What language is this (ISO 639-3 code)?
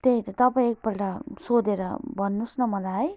nep